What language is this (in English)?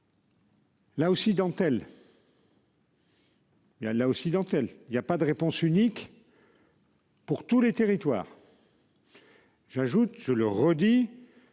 French